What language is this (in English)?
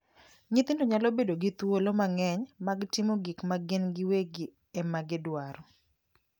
Luo (Kenya and Tanzania)